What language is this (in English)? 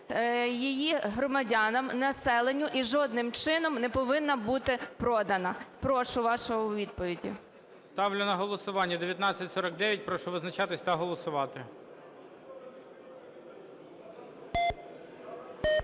Ukrainian